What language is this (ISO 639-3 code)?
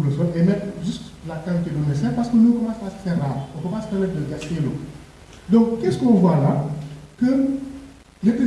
fra